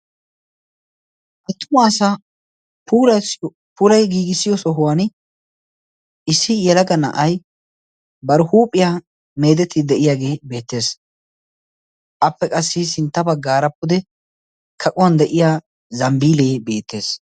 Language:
Wolaytta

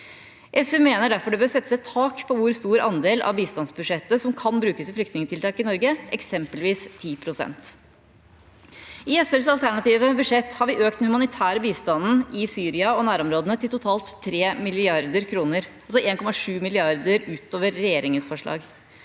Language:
Norwegian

